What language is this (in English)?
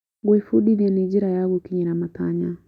Kikuyu